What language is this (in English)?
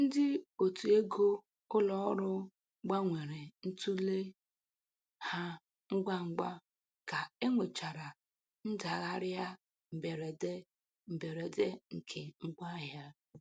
Igbo